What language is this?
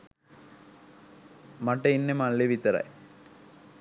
Sinhala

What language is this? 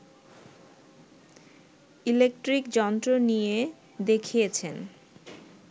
Bangla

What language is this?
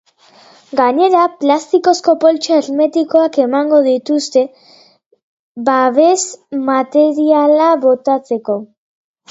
Basque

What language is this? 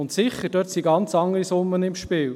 Swiss German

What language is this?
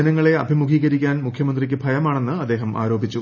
Malayalam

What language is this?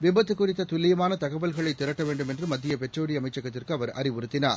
Tamil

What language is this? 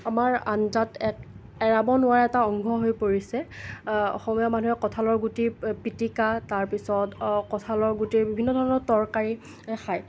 Assamese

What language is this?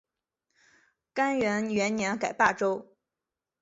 Chinese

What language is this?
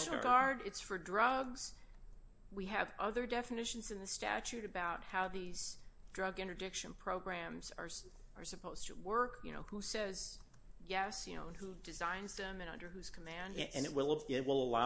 English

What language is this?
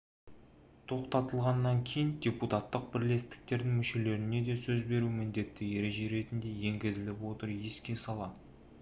Kazakh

